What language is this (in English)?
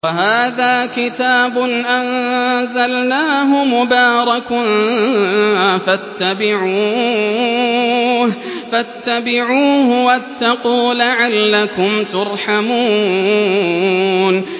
Arabic